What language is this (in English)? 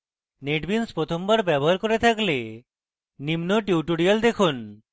Bangla